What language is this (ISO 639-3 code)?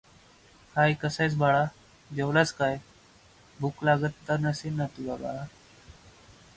mar